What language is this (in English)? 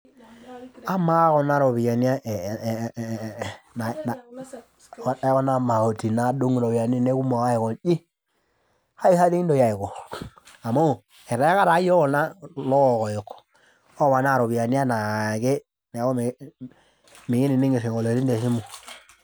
Masai